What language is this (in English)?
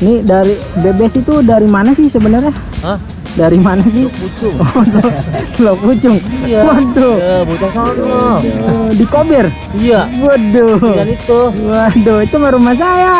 Indonesian